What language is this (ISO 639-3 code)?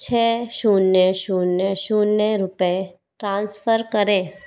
hin